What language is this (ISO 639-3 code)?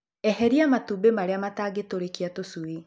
kik